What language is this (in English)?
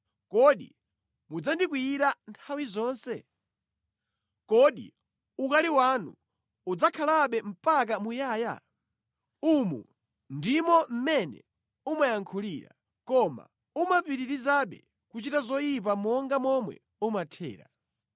Nyanja